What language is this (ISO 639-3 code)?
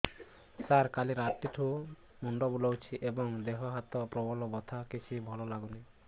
ori